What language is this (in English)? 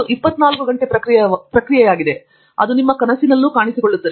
Kannada